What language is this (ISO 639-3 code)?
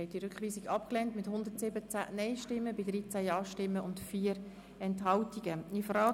gsw